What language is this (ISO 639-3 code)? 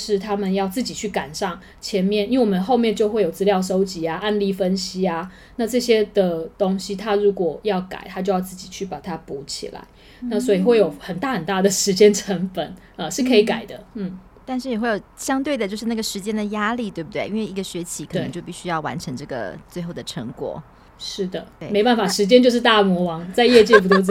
zho